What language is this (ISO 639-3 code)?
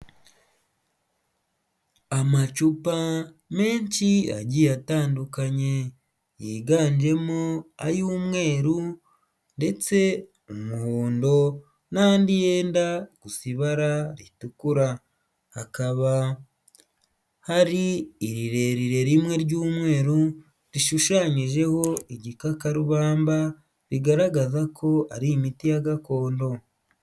kin